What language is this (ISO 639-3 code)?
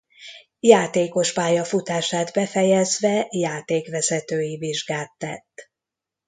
hun